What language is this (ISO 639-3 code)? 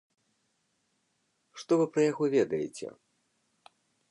bel